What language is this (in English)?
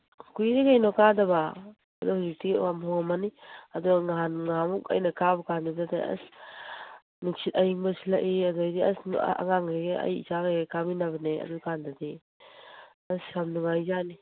Manipuri